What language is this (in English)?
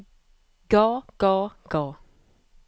Norwegian